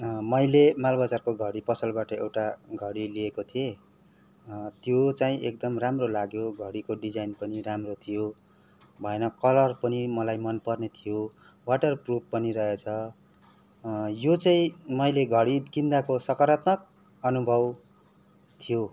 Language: Nepali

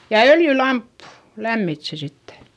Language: Finnish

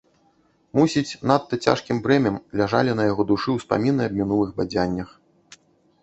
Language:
Belarusian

